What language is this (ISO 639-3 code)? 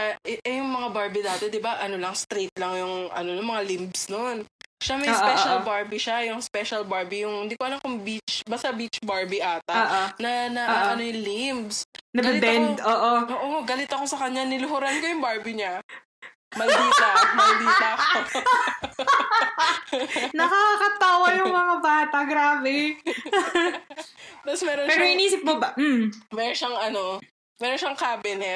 fil